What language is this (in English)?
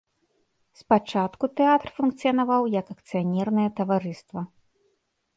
Belarusian